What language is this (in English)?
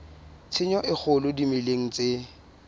Southern Sotho